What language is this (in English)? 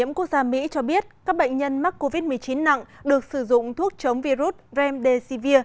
Vietnamese